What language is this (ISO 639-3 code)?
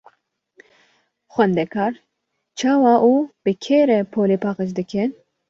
kur